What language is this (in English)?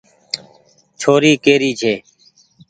Goaria